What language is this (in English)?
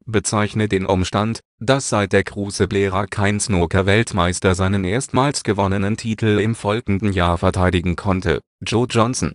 German